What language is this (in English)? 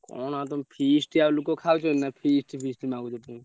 Odia